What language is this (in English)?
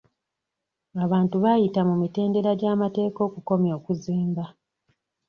Ganda